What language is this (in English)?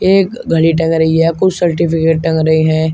Hindi